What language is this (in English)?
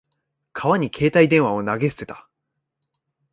Japanese